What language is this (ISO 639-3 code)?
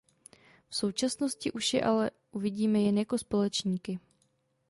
ces